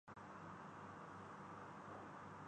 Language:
Urdu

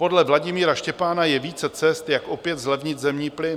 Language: Czech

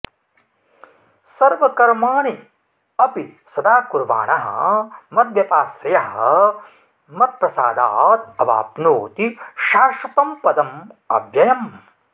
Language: Sanskrit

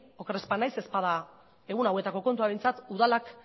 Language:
Basque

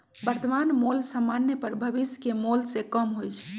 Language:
Magahi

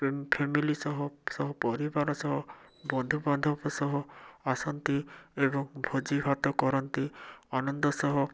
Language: Odia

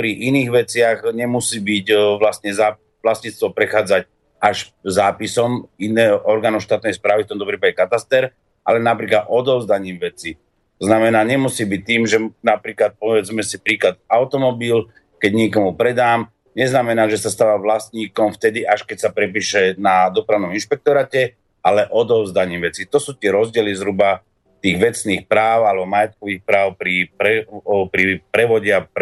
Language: Slovak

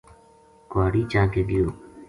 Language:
Gujari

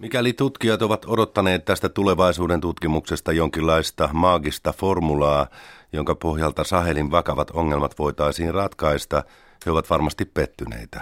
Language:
Finnish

